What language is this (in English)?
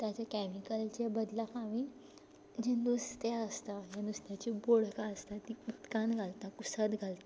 Konkani